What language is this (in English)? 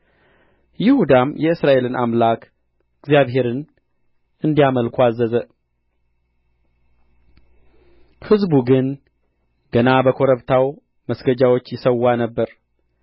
Amharic